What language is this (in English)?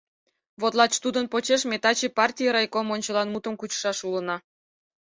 Mari